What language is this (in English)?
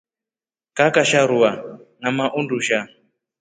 Rombo